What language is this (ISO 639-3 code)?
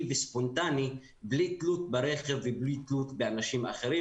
heb